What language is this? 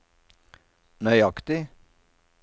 Norwegian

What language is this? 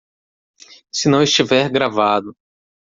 Portuguese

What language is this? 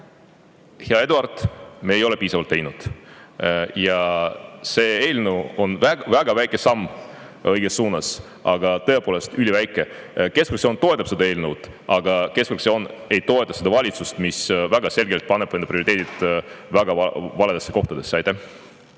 Estonian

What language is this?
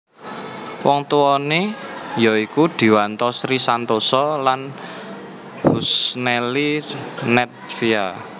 Javanese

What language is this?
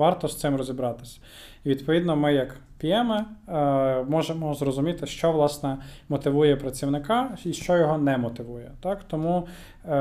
Ukrainian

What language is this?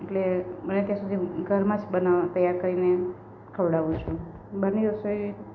Gujarati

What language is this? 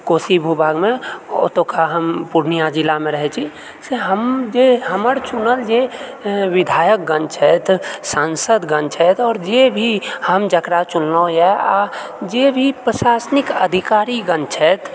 Maithili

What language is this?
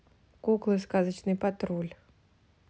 Russian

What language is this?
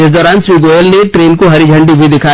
Hindi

